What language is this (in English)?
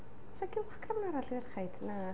Welsh